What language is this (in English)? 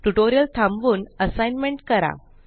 Marathi